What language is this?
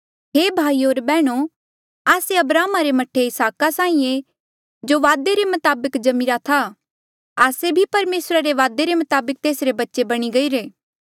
Mandeali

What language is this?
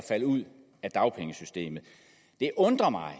Danish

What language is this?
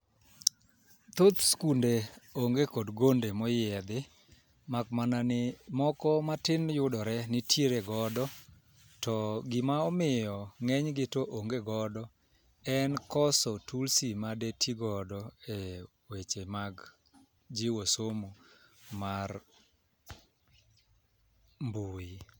Luo (Kenya and Tanzania)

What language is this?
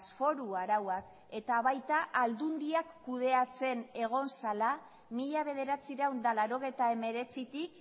Basque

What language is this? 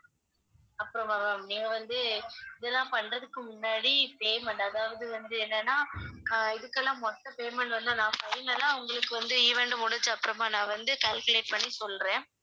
Tamil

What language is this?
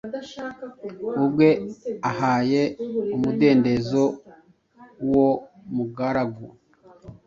Kinyarwanda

